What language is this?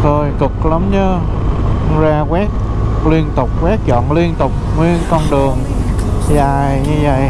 Vietnamese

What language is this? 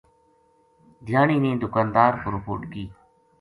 Gujari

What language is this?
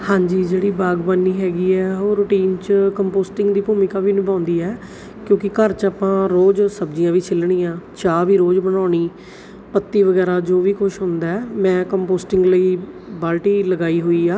Punjabi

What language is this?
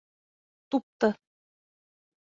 Bashkir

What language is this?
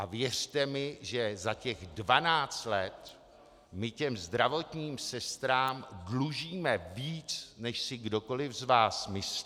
Czech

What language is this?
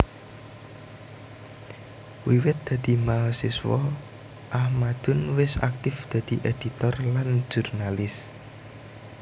Javanese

